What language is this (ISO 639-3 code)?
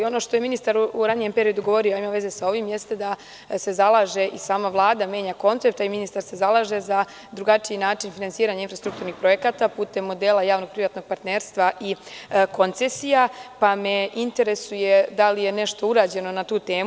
srp